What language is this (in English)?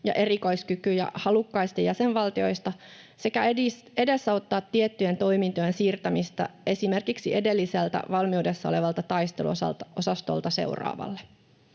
Finnish